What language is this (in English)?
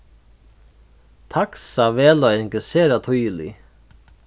Faroese